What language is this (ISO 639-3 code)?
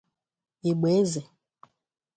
ibo